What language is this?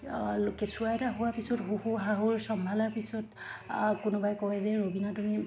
Assamese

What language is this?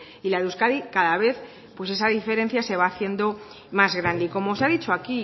Spanish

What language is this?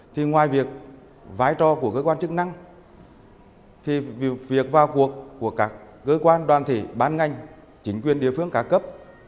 Vietnamese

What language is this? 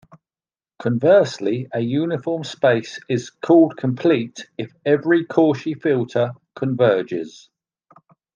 English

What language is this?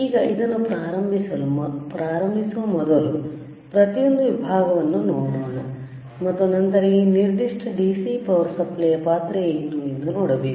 Kannada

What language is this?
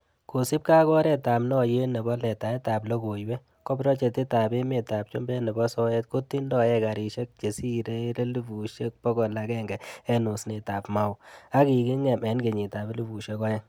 Kalenjin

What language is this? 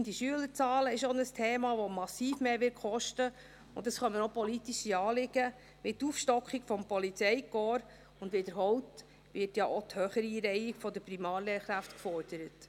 Swiss German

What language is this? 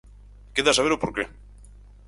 Galician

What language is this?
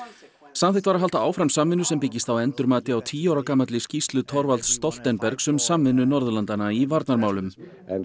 Icelandic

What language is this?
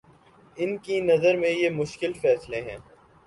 Urdu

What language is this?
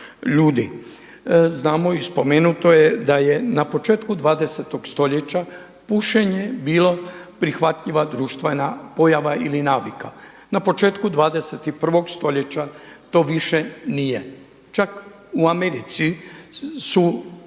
Croatian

